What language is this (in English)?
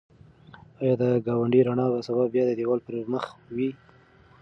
Pashto